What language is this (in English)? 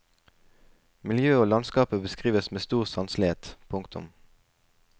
Norwegian